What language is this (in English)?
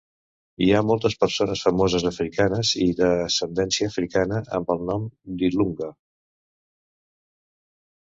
Catalan